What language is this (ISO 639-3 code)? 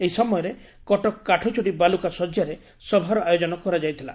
ori